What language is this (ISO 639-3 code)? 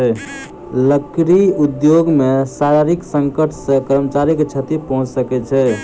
mai